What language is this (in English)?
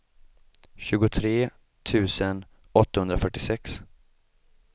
Swedish